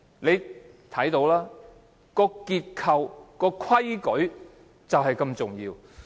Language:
Cantonese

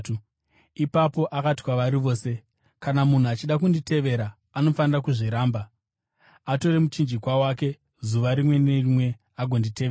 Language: Shona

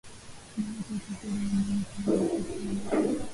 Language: Swahili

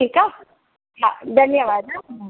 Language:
Sindhi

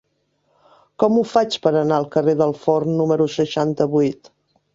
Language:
Catalan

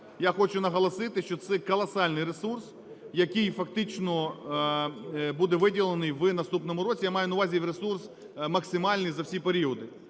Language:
Ukrainian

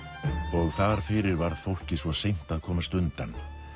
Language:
Icelandic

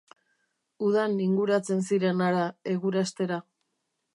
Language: Basque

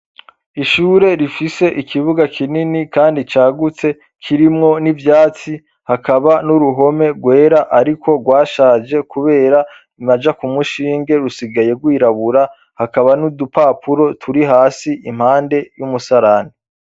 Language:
Rundi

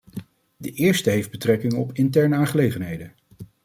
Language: Dutch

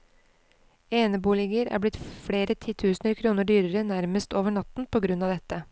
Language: Norwegian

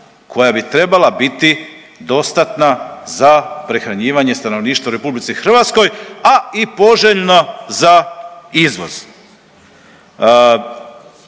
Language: Croatian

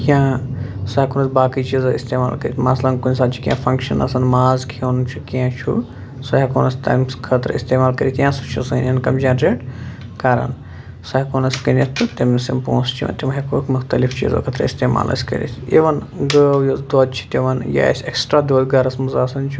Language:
Kashmiri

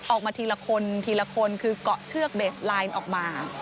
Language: Thai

